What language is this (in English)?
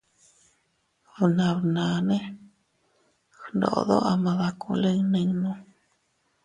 Teutila Cuicatec